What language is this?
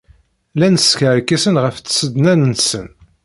Kabyle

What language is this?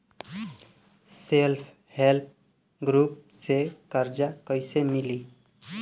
Bhojpuri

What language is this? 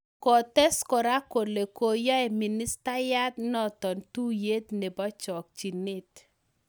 Kalenjin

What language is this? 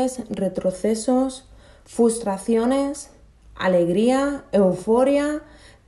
Spanish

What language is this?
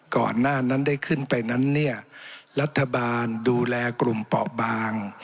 Thai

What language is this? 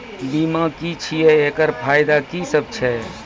Maithili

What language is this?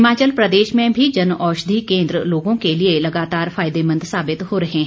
Hindi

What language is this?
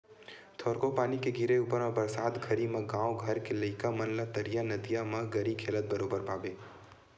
Chhattisgarhi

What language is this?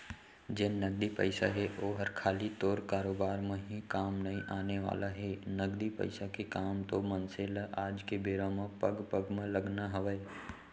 Chhattisgarhi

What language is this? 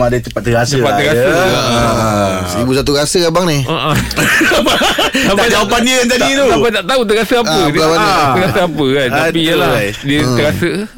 Malay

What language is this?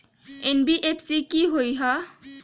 Magahi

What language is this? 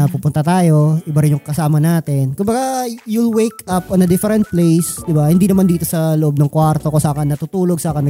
Filipino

